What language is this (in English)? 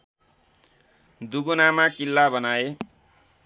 Nepali